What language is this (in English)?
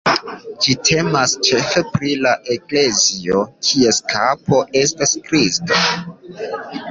Esperanto